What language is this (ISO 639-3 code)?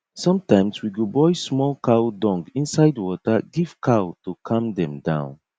pcm